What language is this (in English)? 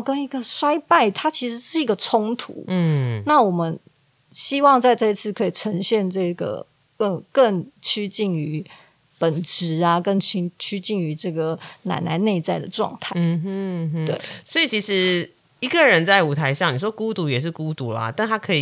Chinese